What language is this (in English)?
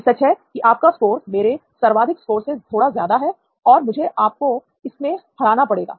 Hindi